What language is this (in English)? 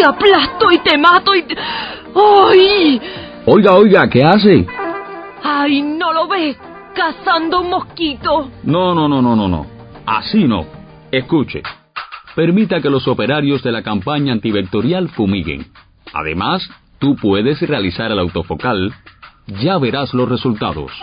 Spanish